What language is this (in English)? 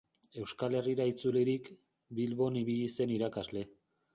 Basque